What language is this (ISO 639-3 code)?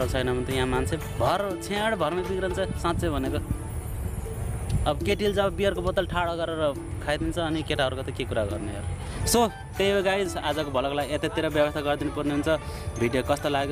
ind